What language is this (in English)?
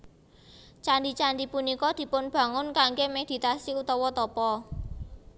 Javanese